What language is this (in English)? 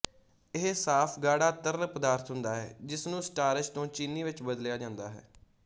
Punjabi